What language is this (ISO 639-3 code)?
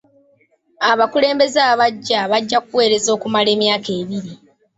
lug